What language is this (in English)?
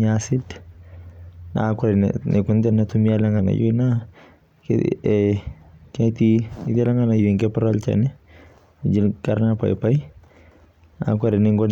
Masai